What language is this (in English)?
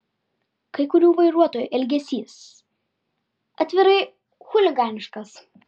Lithuanian